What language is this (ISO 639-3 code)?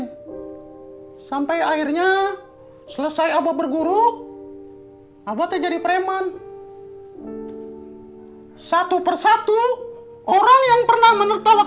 ind